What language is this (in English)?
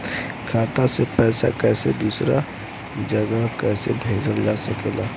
Bhojpuri